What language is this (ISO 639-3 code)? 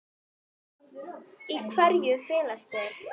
isl